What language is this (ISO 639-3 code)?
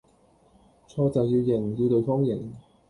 yue